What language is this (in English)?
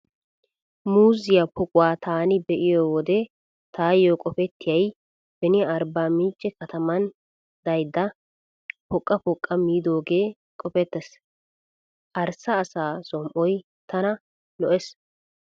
Wolaytta